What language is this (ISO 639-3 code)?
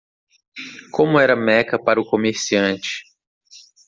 por